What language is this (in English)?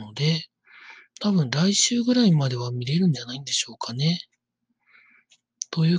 Japanese